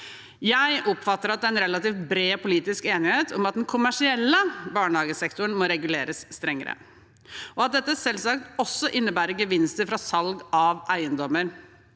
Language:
Norwegian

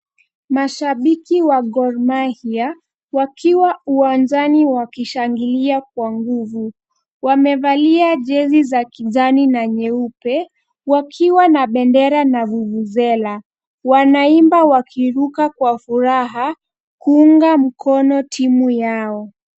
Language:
Swahili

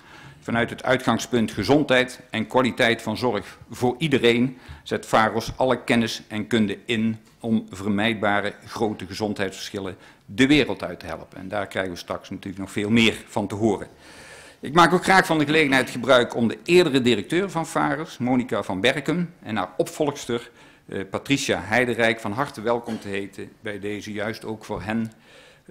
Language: Dutch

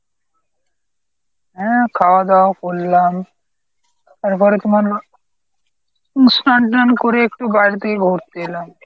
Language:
Bangla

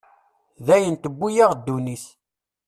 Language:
Kabyle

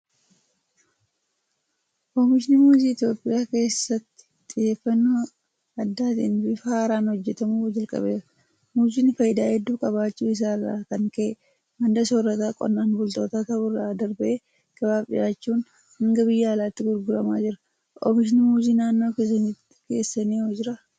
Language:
Oromo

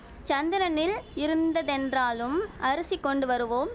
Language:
Tamil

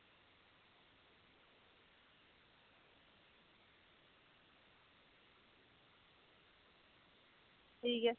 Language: Dogri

